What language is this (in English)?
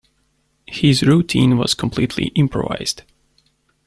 English